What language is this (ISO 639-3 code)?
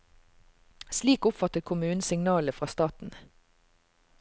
nor